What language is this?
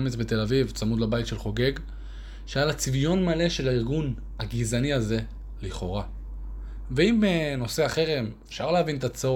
Hebrew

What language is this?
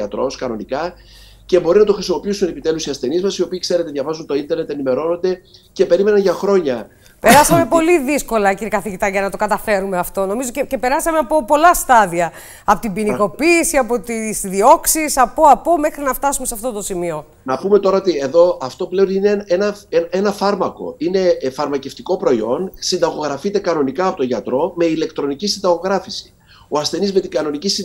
Greek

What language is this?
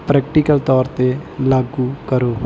Punjabi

